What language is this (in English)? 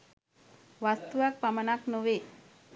Sinhala